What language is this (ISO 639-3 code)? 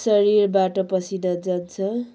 nep